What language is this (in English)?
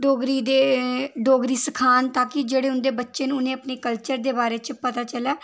Dogri